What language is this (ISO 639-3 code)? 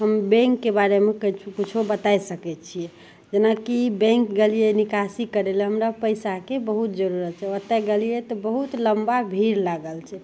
mai